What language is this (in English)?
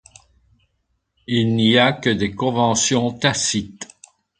French